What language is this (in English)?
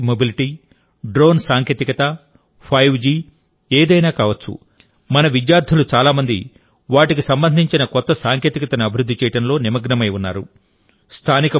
Telugu